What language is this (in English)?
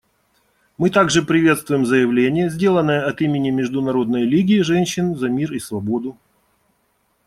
Russian